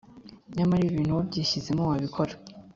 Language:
Kinyarwanda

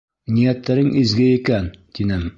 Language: Bashkir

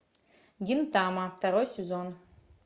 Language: Russian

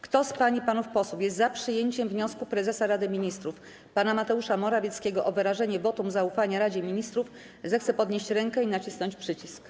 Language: Polish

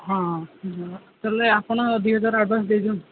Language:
Odia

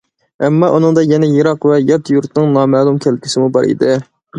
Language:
Uyghur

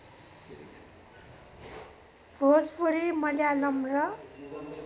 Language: Nepali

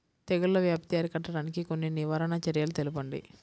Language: Telugu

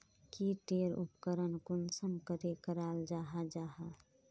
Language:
Magahi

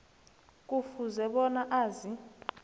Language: South Ndebele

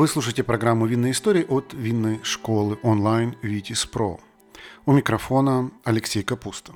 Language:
Russian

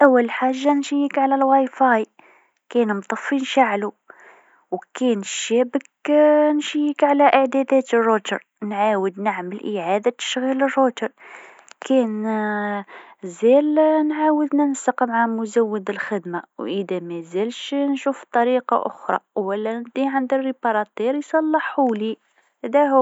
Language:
Tunisian Arabic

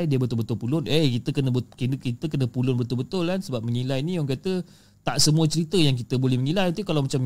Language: Malay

